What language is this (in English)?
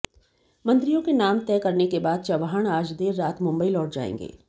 Hindi